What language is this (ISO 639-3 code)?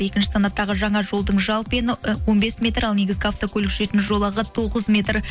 kaz